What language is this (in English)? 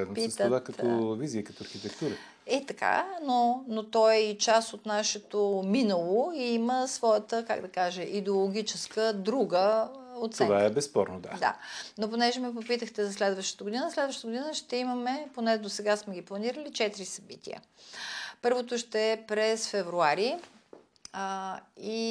Bulgarian